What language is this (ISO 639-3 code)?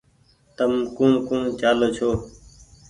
gig